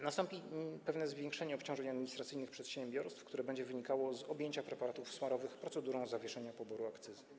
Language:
Polish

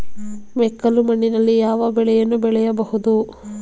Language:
Kannada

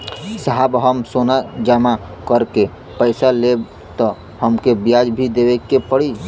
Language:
Bhojpuri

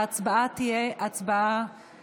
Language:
Hebrew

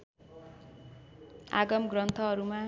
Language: Nepali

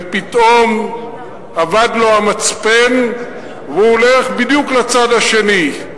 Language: Hebrew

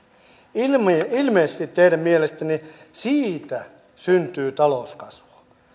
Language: Finnish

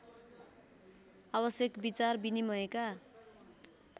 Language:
Nepali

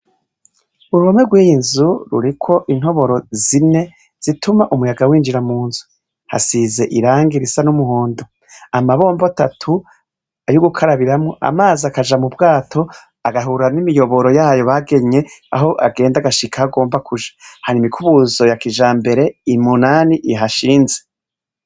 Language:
Rundi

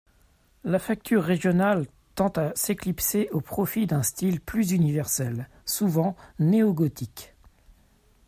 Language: French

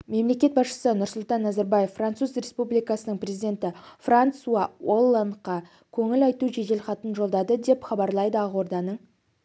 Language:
Kazakh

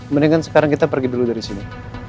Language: Indonesian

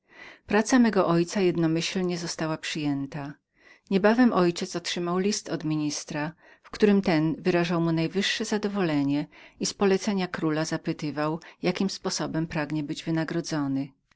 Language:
Polish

